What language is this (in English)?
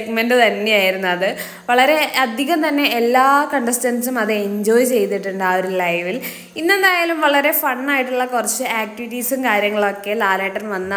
Malayalam